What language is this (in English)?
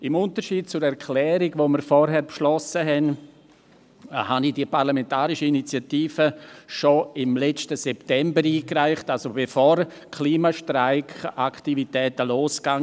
Swiss German